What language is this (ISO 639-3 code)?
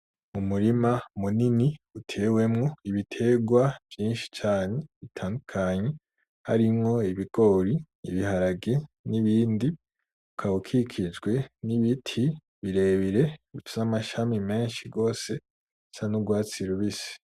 run